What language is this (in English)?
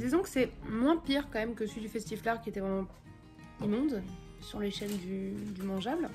French